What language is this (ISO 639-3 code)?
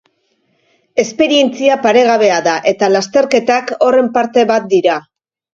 eus